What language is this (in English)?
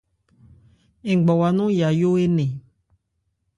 Ebrié